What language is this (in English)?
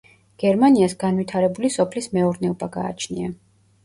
Georgian